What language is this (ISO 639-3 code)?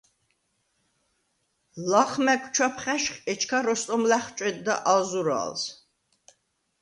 sva